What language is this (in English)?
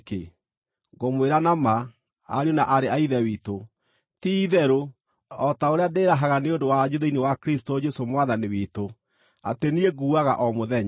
Kikuyu